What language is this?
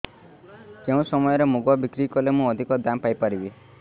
Odia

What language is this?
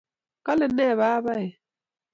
Kalenjin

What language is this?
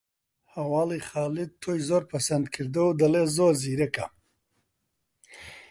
Central Kurdish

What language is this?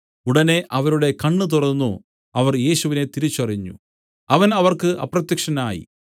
Malayalam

